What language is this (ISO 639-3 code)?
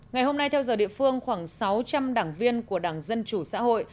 vie